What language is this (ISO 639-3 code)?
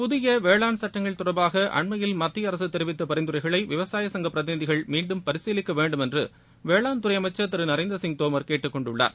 tam